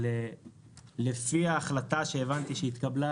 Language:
Hebrew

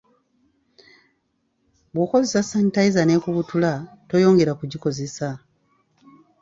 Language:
Ganda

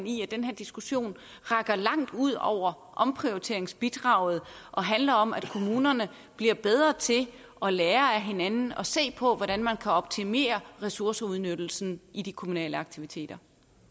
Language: Danish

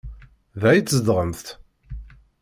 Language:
Kabyle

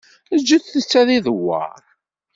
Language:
Kabyle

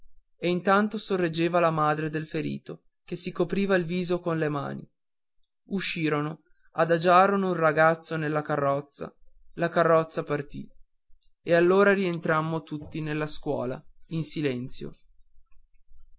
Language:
Italian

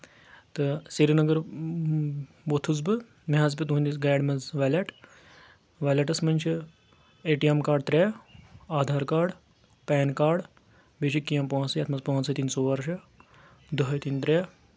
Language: Kashmiri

